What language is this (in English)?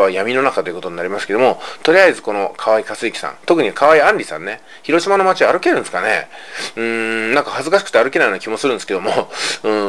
Japanese